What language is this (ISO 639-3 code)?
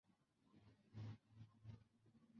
zho